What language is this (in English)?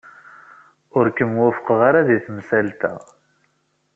Kabyle